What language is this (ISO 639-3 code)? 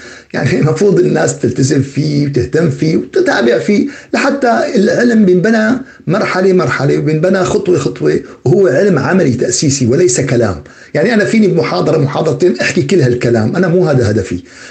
ara